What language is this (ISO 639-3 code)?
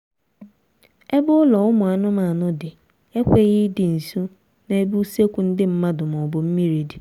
ibo